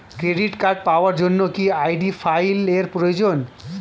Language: Bangla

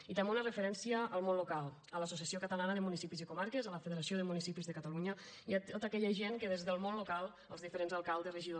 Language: Catalan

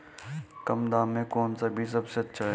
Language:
Hindi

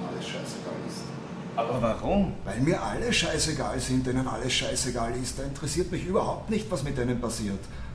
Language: German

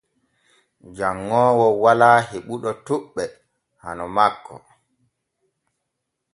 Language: Borgu Fulfulde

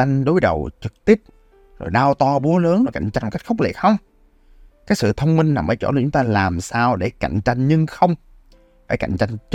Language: Vietnamese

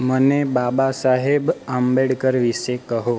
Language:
Gujarati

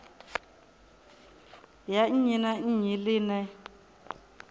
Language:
Venda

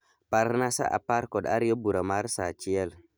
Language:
Luo (Kenya and Tanzania)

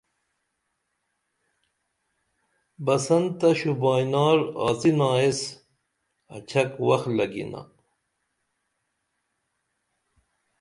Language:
Dameli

